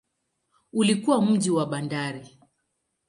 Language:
Swahili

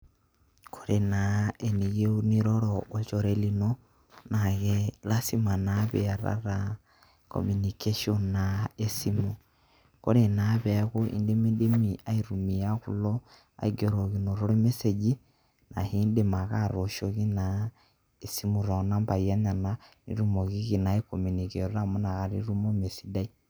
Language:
Masai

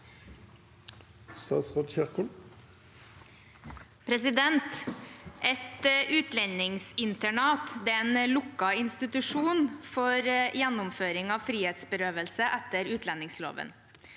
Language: Norwegian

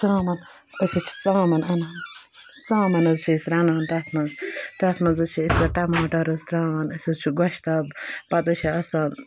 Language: Kashmiri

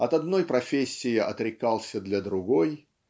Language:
Russian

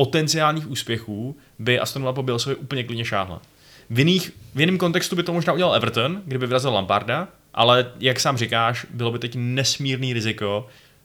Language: Czech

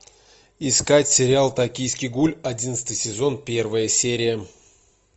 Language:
Russian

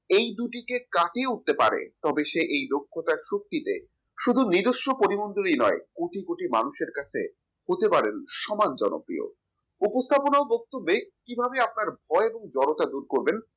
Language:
Bangla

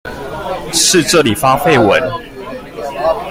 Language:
Chinese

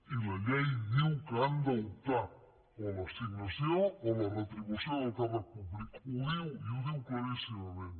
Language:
Catalan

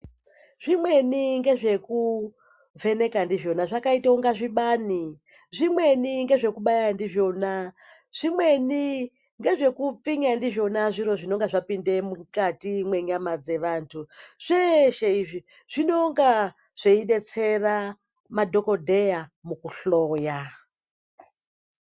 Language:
Ndau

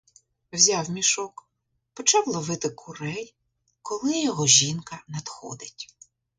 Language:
Ukrainian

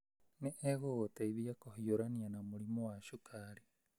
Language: Kikuyu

